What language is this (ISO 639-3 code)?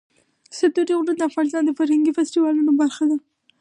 pus